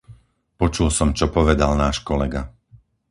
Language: Slovak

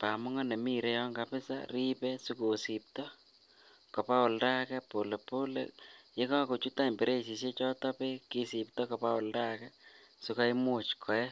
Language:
Kalenjin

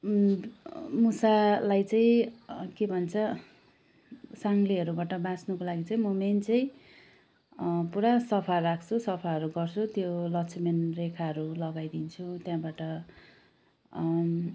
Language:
Nepali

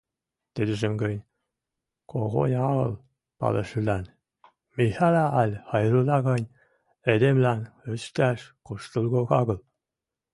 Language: Western Mari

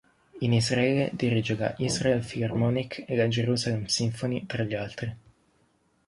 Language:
Italian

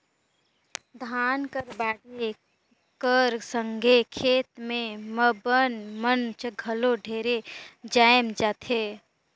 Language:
Chhattisgarhi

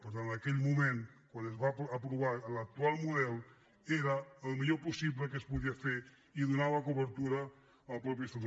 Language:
Catalan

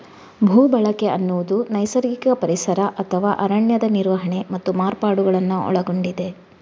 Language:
Kannada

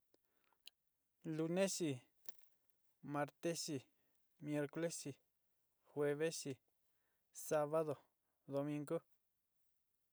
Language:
Sinicahua Mixtec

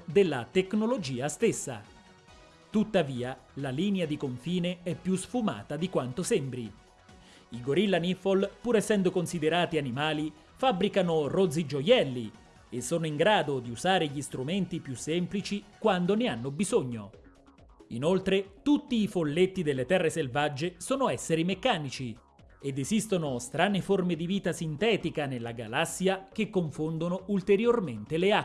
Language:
Italian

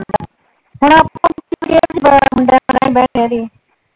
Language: Punjabi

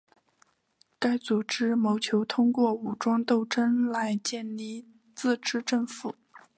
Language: Chinese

